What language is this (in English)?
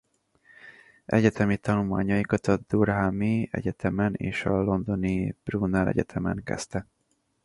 Hungarian